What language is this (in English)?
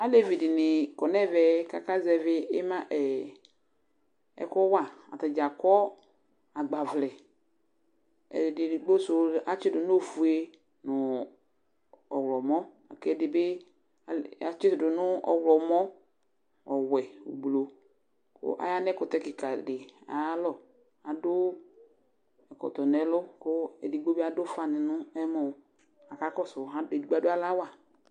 Ikposo